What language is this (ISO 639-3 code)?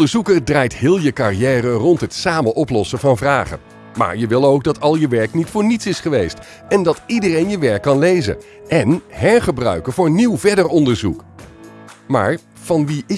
nld